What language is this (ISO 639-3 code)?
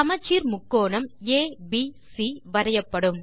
tam